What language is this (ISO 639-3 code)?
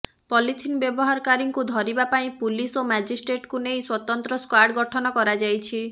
ori